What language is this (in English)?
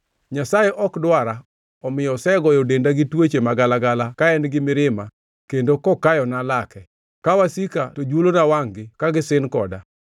Luo (Kenya and Tanzania)